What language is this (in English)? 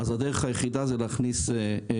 Hebrew